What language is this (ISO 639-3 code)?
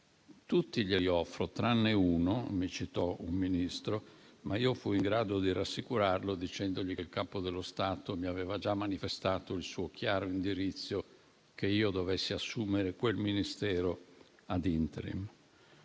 ita